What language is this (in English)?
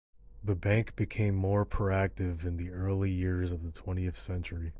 English